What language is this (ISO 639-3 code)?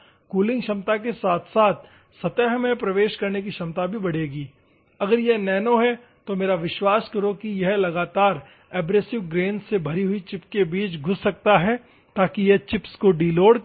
hin